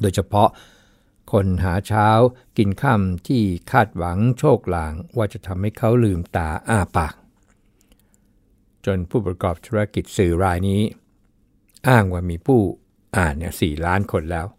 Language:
Thai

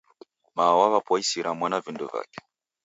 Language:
Taita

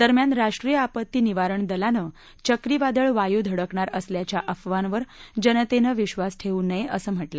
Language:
Marathi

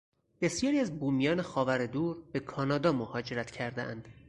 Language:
Persian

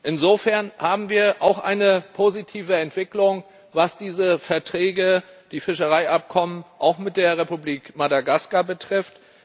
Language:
German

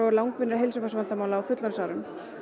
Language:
Icelandic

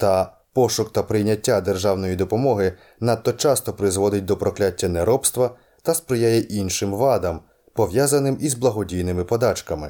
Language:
Ukrainian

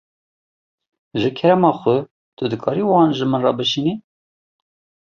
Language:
Kurdish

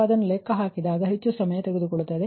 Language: Kannada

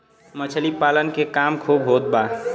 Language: Bhojpuri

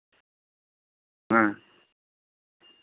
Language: Santali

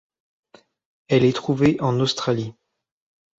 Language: French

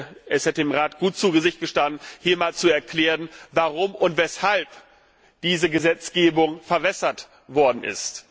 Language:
German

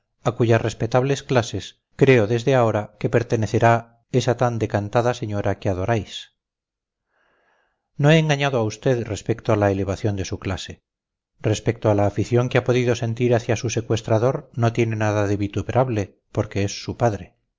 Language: Spanish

